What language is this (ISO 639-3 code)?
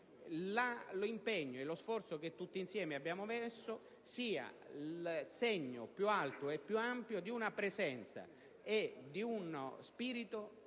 ita